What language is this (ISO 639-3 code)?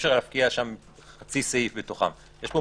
heb